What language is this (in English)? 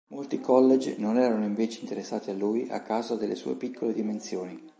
Italian